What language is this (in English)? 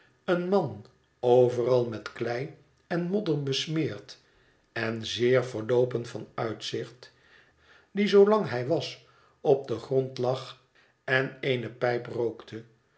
Dutch